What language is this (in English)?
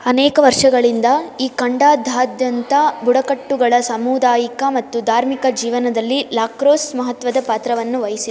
Kannada